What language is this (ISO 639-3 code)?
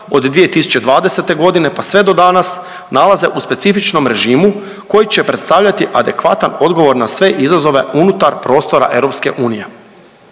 hrv